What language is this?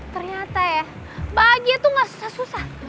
Indonesian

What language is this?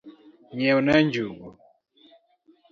Luo (Kenya and Tanzania)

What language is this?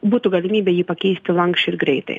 Lithuanian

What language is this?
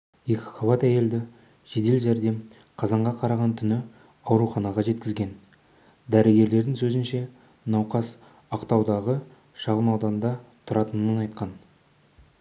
Kazakh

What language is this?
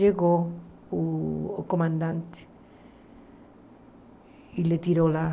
Portuguese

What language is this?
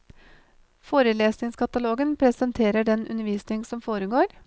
Norwegian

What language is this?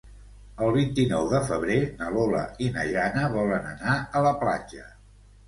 Catalan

